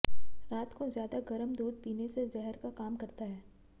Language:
Hindi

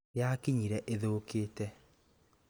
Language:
Kikuyu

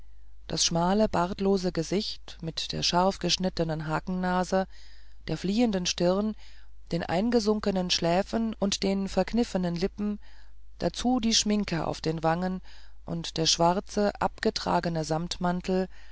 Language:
German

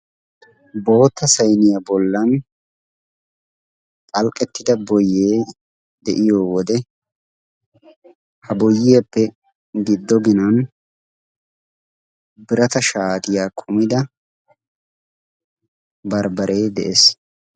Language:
Wolaytta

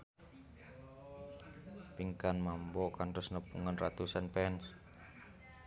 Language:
Sundanese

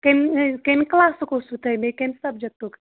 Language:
Kashmiri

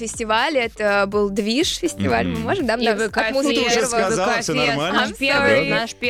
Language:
Russian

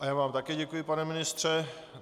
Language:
Czech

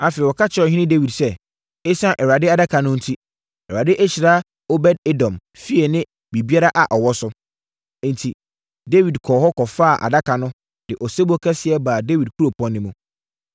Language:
Akan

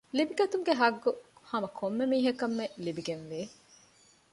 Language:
Divehi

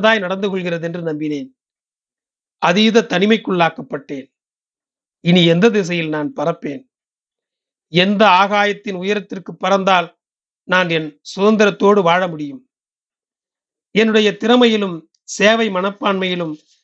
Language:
Tamil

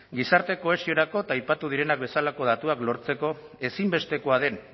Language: Basque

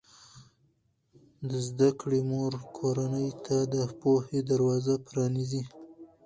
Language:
Pashto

